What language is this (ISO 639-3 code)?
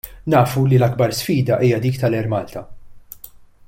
mlt